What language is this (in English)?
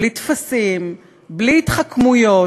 Hebrew